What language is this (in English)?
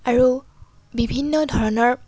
Assamese